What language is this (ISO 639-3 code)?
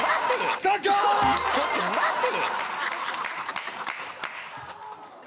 jpn